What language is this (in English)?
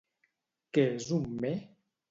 Catalan